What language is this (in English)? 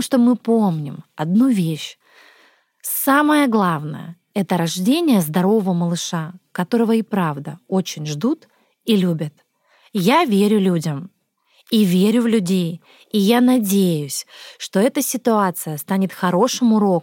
Russian